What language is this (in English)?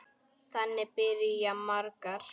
Icelandic